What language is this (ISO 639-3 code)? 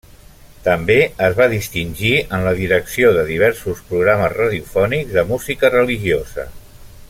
cat